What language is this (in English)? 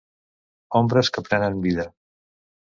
Catalan